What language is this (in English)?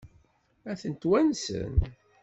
Kabyle